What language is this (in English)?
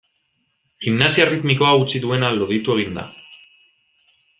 Basque